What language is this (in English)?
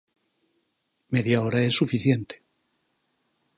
Galician